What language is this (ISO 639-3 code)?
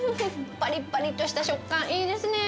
jpn